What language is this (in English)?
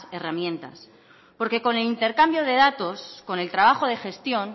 Spanish